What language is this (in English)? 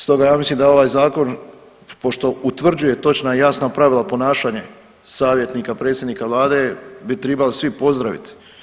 Croatian